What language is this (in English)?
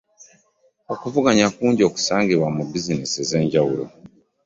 Ganda